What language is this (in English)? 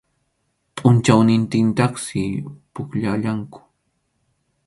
Arequipa-La Unión Quechua